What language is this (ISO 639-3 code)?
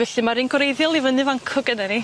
cym